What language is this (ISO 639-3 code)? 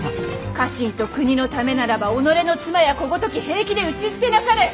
jpn